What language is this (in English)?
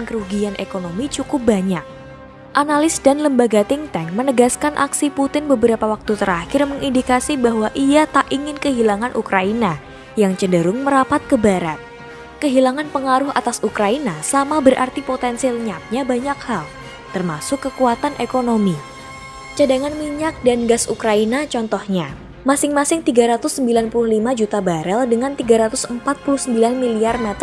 Indonesian